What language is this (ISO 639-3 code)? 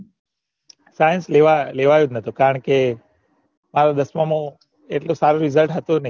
guj